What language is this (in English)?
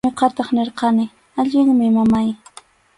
Arequipa-La Unión Quechua